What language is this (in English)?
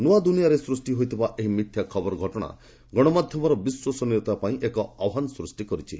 Odia